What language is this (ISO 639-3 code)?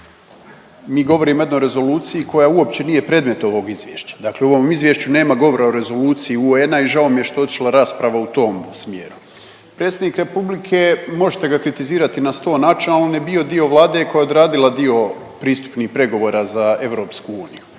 hrv